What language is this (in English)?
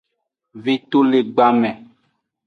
Aja (Benin)